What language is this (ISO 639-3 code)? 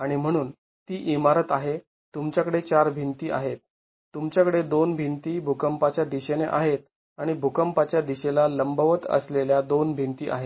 mar